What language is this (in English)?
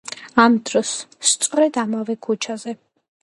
Georgian